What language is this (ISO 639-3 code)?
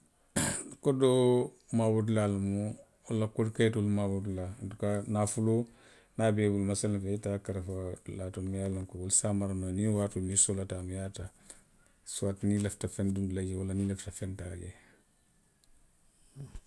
mlq